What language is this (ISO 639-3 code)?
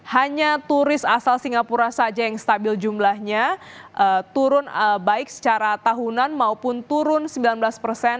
ind